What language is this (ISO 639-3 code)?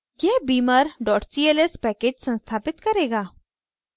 hin